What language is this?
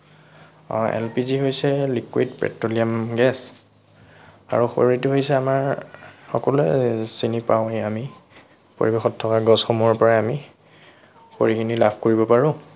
Assamese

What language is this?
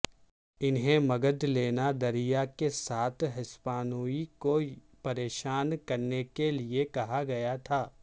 Urdu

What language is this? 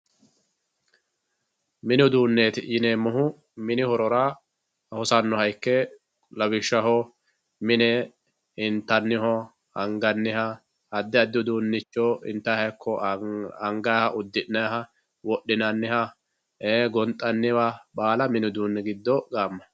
Sidamo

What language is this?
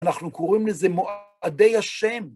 Hebrew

